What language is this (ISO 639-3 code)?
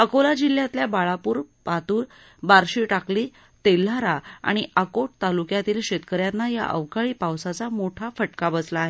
mar